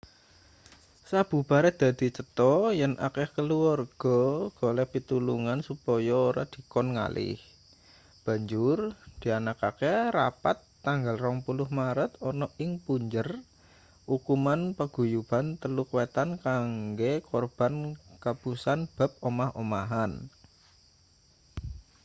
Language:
Javanese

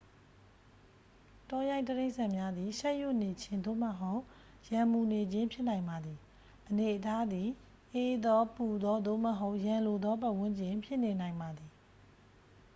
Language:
Burmese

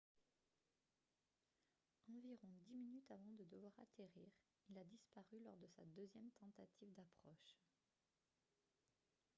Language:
French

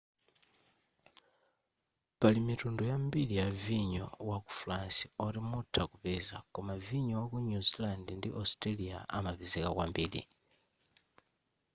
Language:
Nyanja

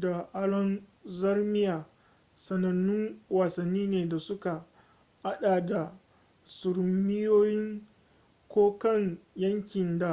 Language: Hausa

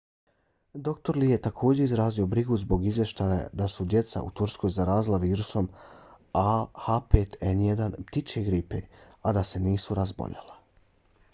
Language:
Bosnian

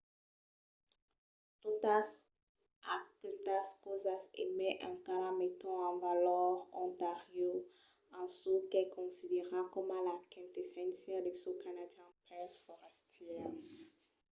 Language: Occitan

